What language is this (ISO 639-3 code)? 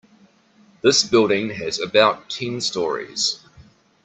eng